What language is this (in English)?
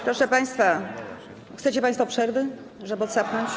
Polish